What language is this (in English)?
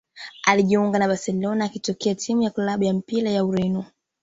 Swahili